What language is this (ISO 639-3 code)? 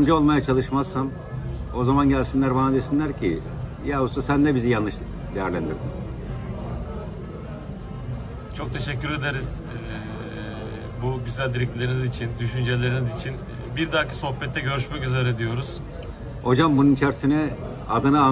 tur